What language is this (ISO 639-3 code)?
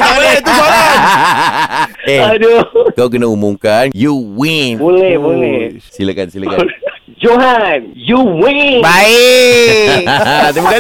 msa